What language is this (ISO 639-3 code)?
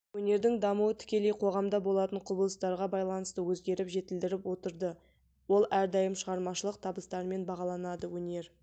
kaz